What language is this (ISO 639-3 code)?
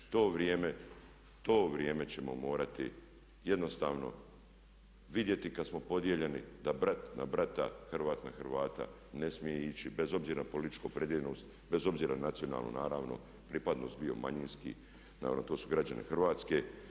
hrv